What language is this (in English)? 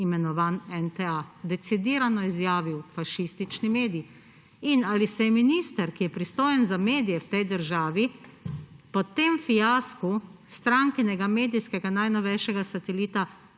Slovenian